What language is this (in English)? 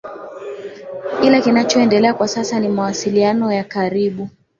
Swahili